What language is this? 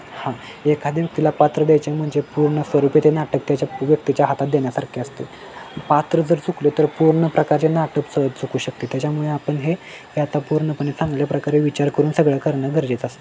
Marathi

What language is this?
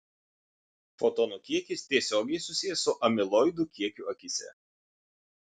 Lithuanian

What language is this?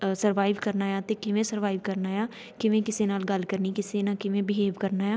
Punjabi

